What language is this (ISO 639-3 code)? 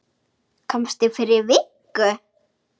isl